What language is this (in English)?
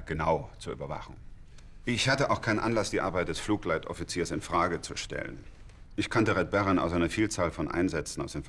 German